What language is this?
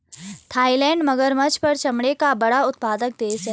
Hindi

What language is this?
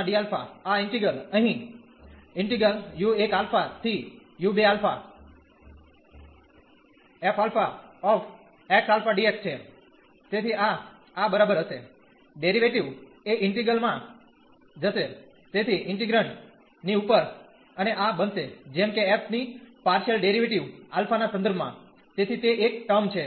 Gujarati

